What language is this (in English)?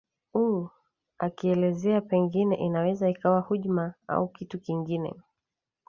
Swahili